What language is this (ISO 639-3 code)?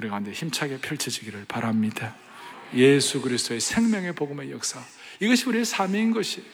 kor